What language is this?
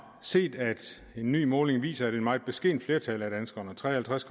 Danish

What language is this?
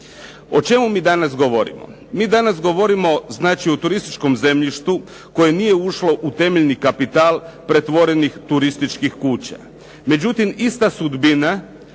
Croatian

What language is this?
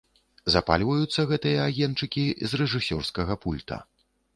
Belarusian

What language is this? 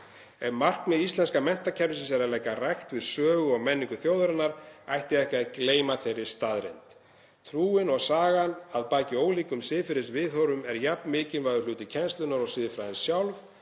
Icelandic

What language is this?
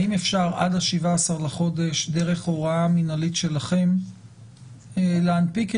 Hebrew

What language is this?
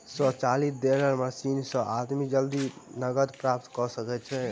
Maithili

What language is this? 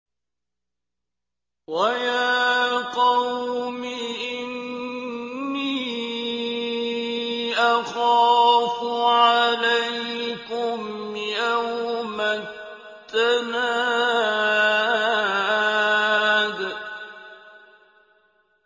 Arabic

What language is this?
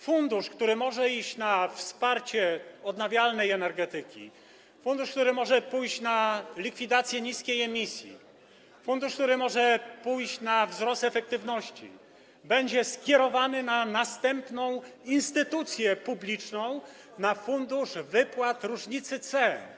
Polish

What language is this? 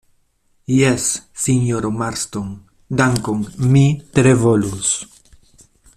Esperanto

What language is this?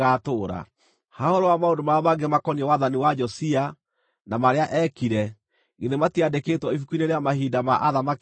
Kikuyu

